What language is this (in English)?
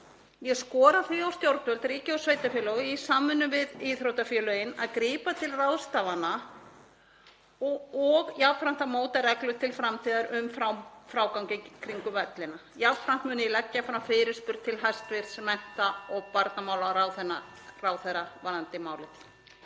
Icelandic